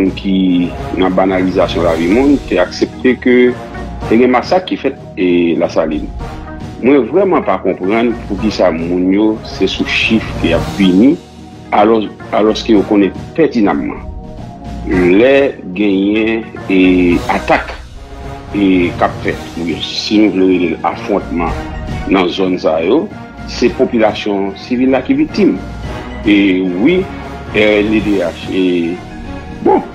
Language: French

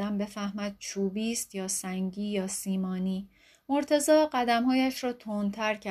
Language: Persian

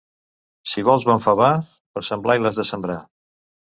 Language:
Catalan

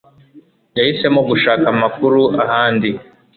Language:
Kinyarwanda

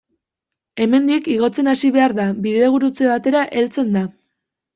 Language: Basque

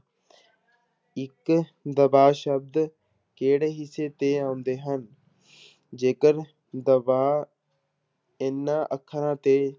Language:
Punjabi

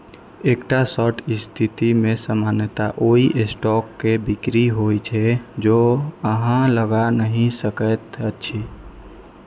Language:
Maithili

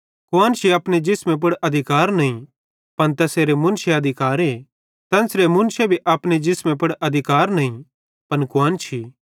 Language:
Bhadrawahi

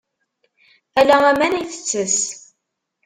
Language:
Kabyle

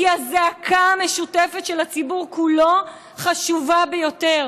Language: Hebrew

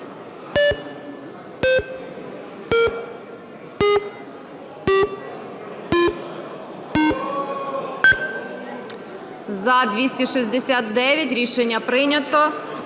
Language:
Ukrainian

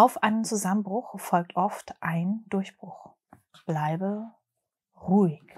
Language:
German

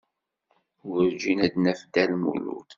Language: Kabyle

